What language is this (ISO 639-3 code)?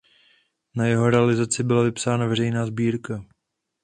ces